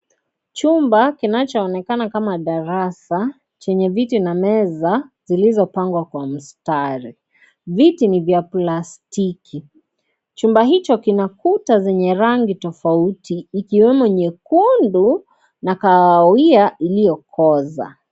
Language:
Swahili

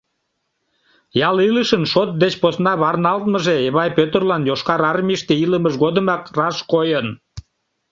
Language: Mari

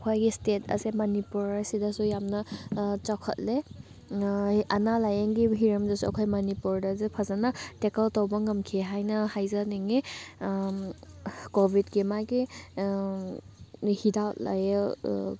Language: Manipuri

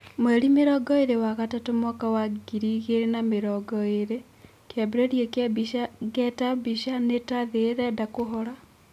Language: Kikuyu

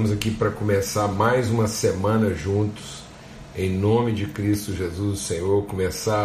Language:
Portuguese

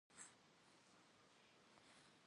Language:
Kabardian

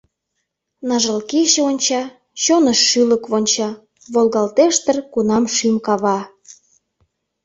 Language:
Mari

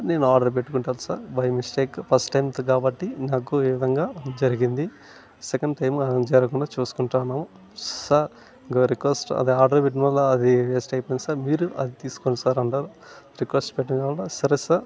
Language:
Telugu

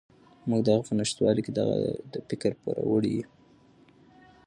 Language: Pashto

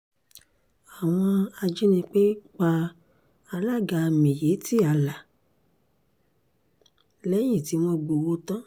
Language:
Yoruba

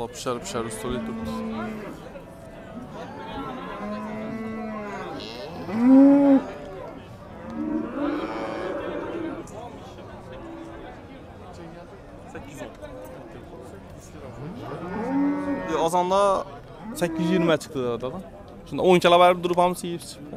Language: Turkish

